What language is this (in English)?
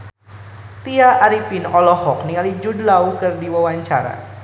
Sundanese